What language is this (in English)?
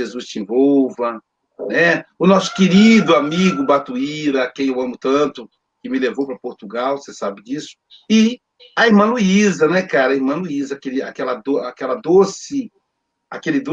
Portuguese